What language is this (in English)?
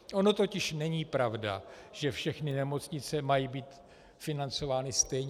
Czech